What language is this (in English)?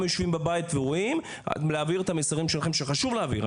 Hebrew